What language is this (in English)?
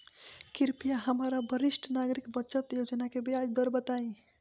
Bhojpuri